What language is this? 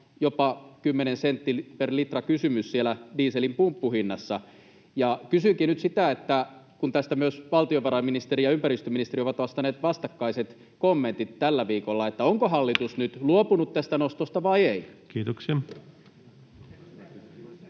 Finnish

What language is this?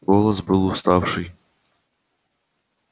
Russian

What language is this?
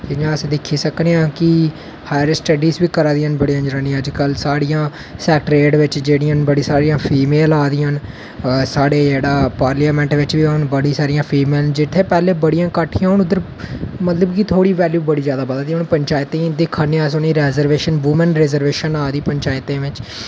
Dogri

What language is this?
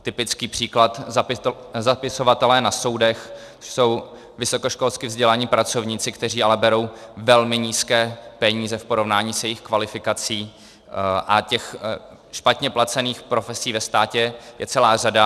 Czech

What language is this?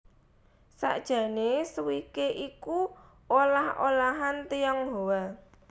Javanese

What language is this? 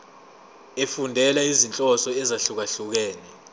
Zulu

